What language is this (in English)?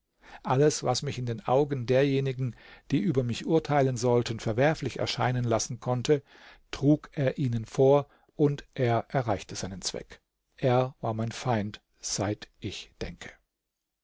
German